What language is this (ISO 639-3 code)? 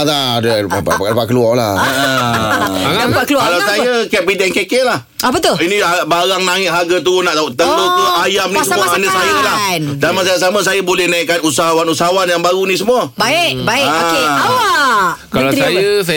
msa